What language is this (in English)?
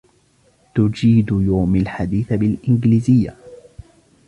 Arabic